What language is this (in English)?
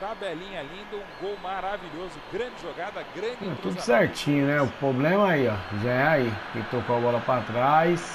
Portuguese